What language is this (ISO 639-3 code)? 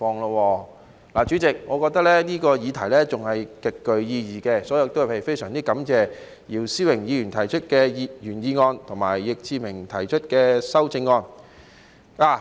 yue